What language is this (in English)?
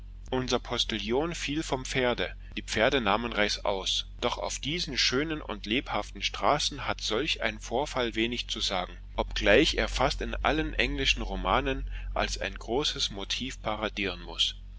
German